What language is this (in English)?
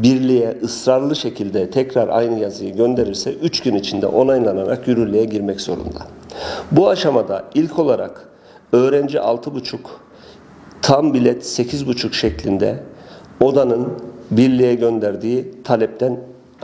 Turkish